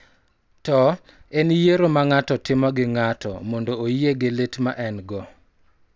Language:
Luo (Kenya and Tanzania)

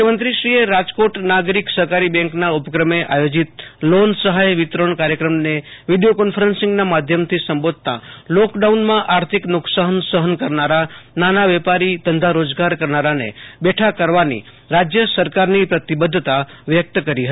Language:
Gujarati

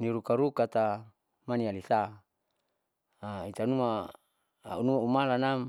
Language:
Saleman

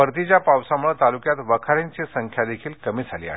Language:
Marathi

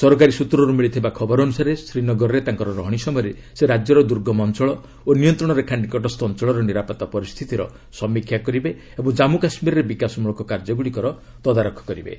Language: Odia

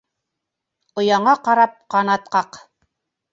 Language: Bashkir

